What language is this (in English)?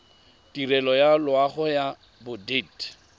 Tswana